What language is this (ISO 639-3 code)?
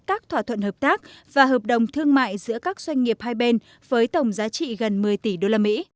vie